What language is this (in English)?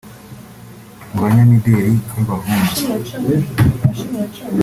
Kinyarwanda